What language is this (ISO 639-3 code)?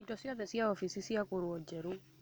kik